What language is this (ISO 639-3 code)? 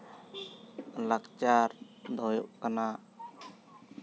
sat